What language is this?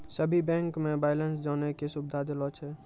Maithili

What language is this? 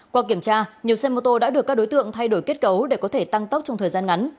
Vietnamese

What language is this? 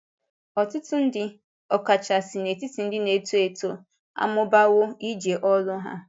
Igbo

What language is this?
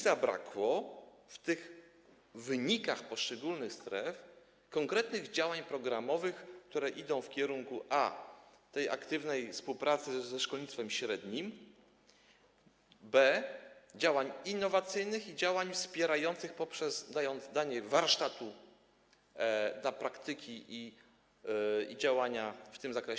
Polish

